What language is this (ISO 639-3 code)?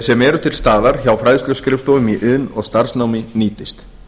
isl